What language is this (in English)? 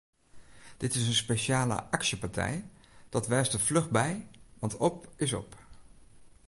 Western Frisian